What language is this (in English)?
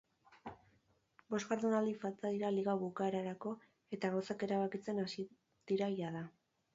Basque